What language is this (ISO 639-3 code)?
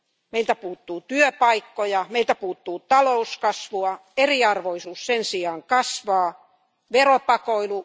fin